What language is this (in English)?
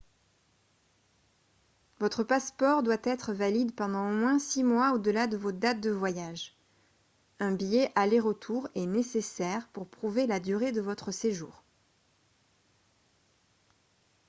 French